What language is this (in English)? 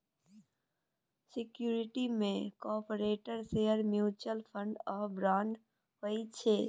Maithili